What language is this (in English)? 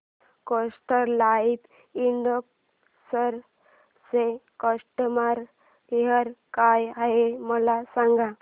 Marathi